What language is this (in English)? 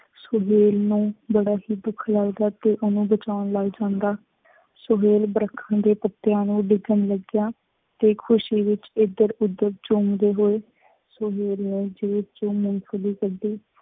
Punjabi